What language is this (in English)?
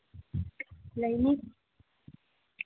Manipuri